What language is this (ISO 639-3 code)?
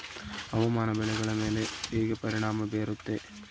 kan